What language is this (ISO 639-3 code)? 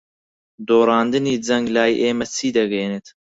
ckb